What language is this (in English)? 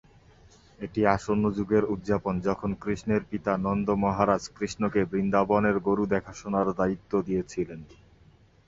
Bangla